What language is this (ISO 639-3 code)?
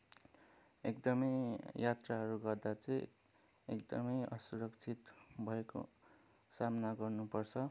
nep